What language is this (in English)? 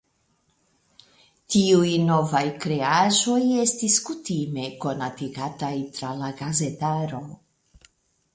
Esperanto